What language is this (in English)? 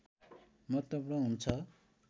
Nepali